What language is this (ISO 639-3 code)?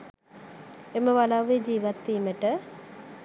sin